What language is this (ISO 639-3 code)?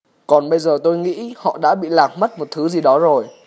vie